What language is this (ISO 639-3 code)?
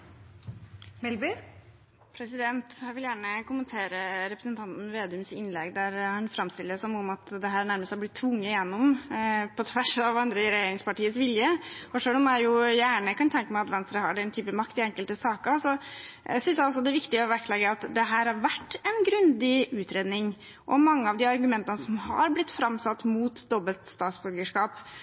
nob